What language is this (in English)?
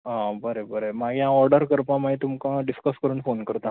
Konkani